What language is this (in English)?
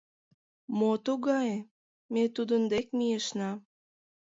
Mari